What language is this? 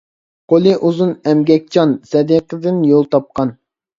Uyghur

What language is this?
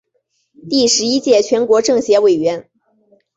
Chinese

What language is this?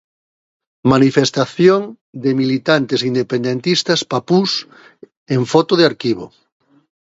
Galician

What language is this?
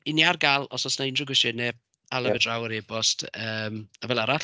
Welsh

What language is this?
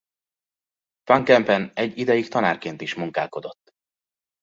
Hungarian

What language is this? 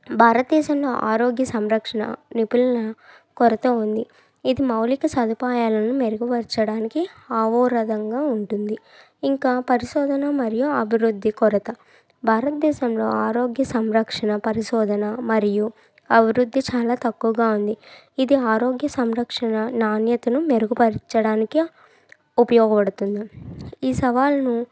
Telugu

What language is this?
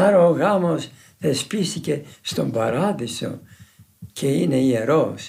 Greek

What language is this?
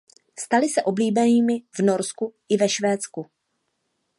Czech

